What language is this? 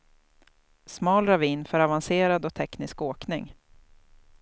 Swedish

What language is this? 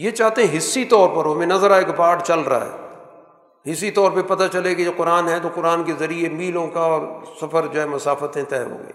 Urdu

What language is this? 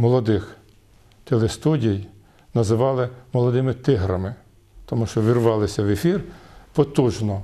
Ukrainian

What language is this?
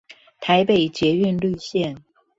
Chinese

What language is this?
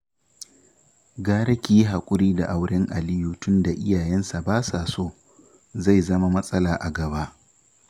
Hausa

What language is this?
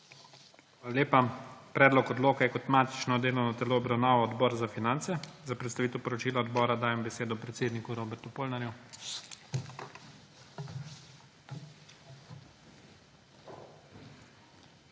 Slovenian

